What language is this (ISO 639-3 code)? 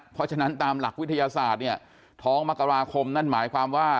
tha